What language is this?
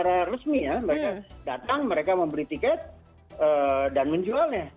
Indonesian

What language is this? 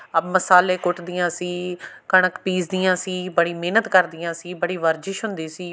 Punjabi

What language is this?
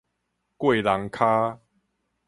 Min Nan Chinese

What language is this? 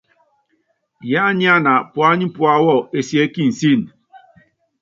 Yangben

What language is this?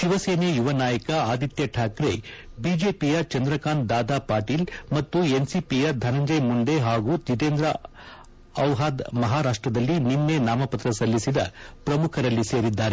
Kannada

